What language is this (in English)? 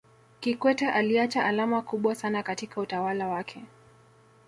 Swahili